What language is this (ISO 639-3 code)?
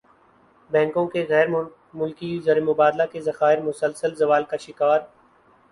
urd